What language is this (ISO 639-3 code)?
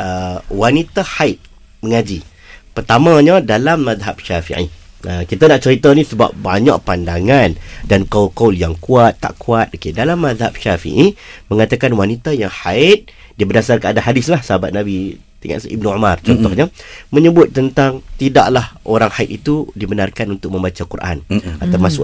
msa